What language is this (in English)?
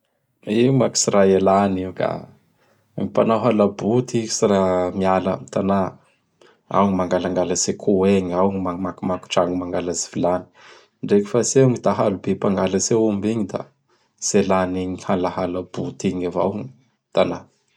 Bara Malagasy